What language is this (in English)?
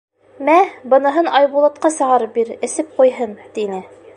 Bashkir